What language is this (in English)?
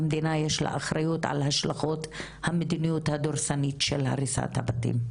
Hebrew